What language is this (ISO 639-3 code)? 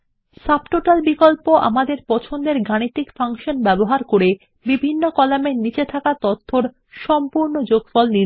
ben